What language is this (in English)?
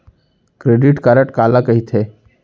Chhattisgarhi